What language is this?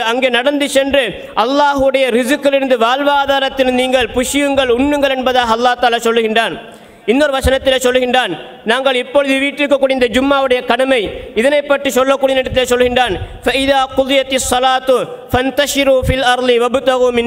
Arabic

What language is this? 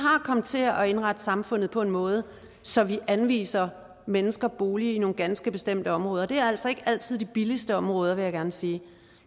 Danish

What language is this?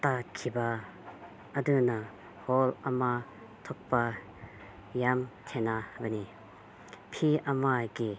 Manipuri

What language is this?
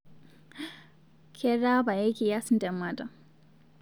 Masai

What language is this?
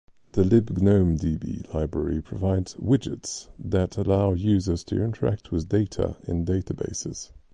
English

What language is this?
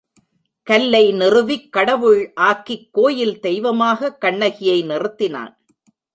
Tamil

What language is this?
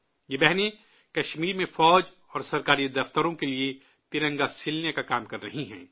Urdu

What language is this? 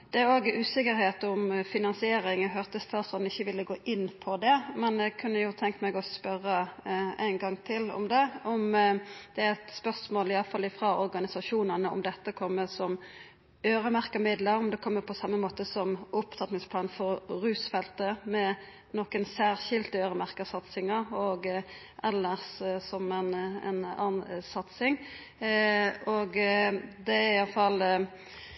Norwegian Nynorsk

